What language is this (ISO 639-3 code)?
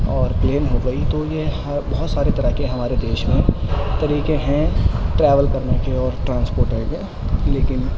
urd